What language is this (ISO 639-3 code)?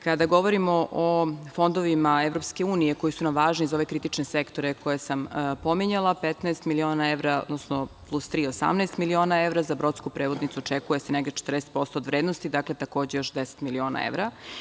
srp